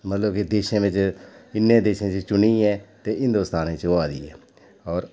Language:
Dogri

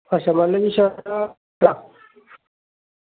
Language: Dogri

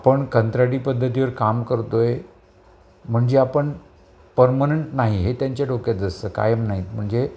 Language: Marathi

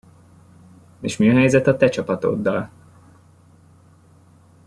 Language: Hungarian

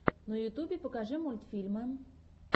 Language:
Russian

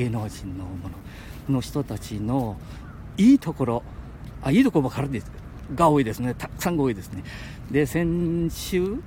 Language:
Japanese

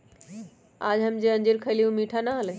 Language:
Magahi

